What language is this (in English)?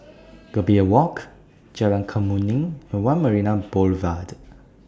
English